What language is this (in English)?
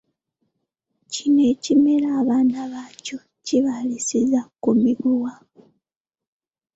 Ganda